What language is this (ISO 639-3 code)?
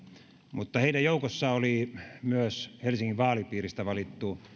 fin